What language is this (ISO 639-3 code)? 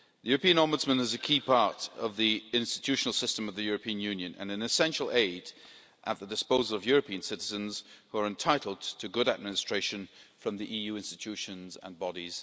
eng